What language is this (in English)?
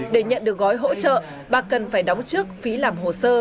Vietnamese